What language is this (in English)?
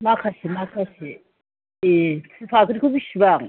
Bodo